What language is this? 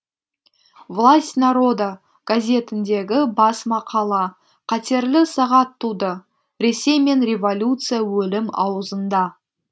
Kazakh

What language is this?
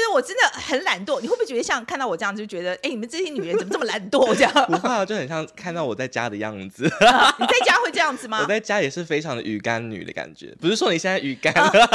Chinese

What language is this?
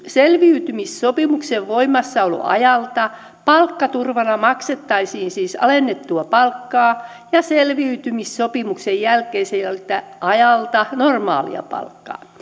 Finnish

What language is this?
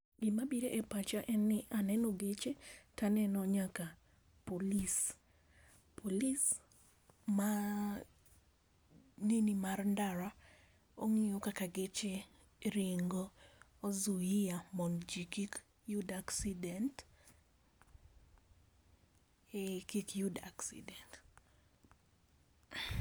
Luo (Kenya and Tanzania)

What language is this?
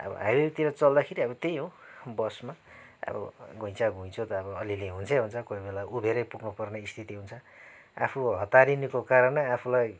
Nepali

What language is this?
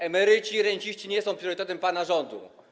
Polish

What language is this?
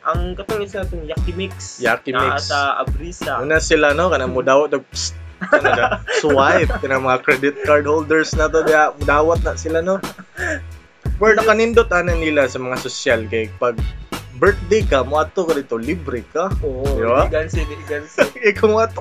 Filipino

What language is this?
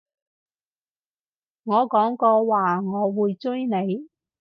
Cantonese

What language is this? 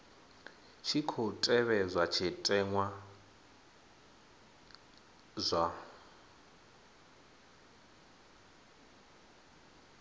Venda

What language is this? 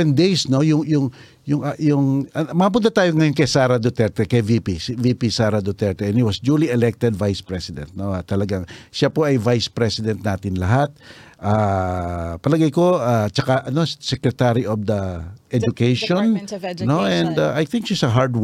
Filipino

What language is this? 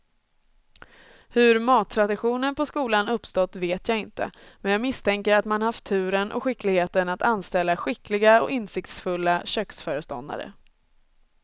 Swedish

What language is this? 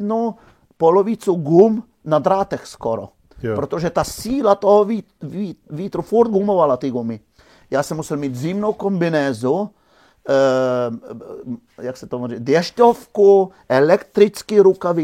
Czech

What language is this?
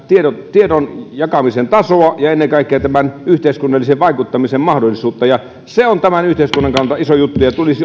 Finnish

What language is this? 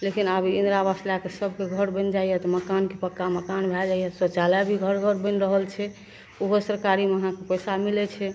Maithili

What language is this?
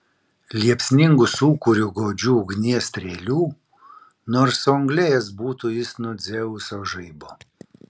Lithuanian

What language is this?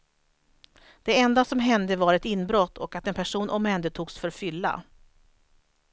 Swedish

